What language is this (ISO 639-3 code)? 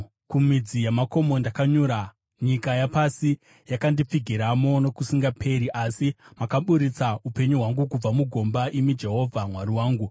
sna